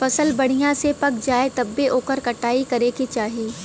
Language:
Bhojpuri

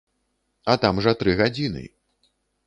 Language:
Belarusian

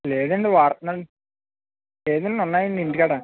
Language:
Telugu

